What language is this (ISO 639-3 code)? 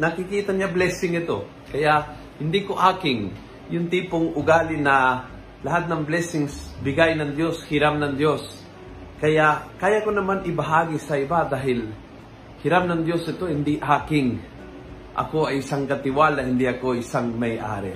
fil